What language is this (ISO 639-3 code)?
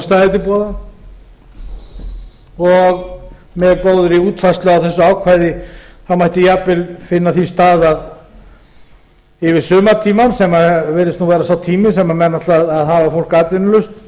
isl